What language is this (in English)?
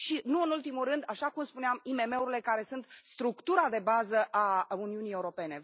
Romanian